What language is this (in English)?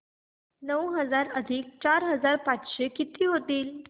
Marathi